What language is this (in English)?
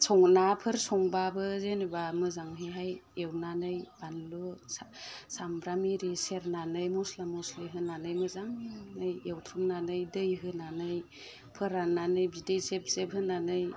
Bodo